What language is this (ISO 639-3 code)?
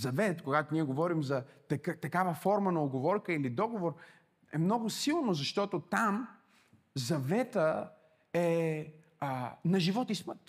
bul